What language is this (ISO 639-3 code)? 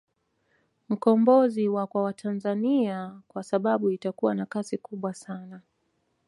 swa